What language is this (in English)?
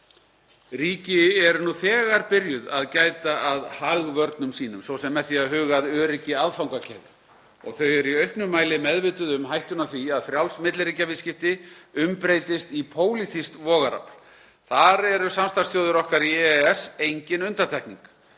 Icelandic